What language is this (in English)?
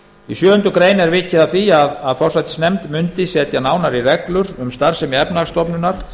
Icelandic